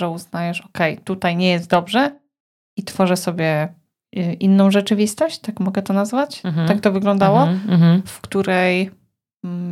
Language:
Polish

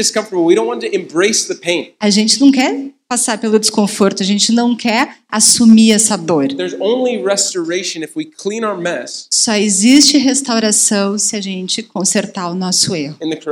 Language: Portuguese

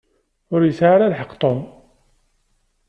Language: Kabyle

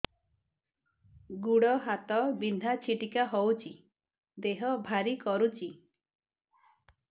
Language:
Odia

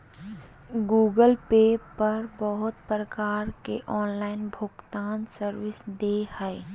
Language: Magahi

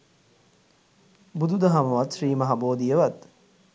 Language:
Sinhala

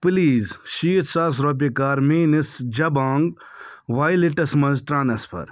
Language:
Kashmiri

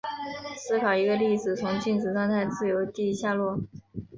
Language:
Chinese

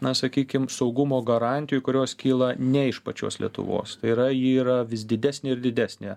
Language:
Lithuanian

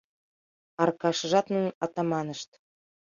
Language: Mari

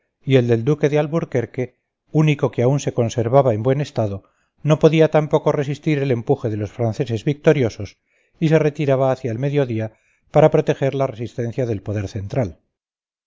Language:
Spanish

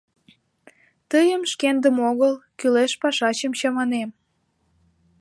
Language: Mari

